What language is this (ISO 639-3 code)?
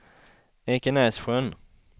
swe